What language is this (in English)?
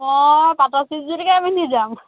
Assamese